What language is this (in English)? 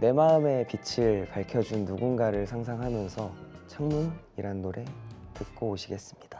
Korean